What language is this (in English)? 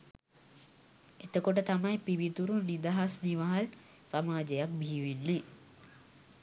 Sinhala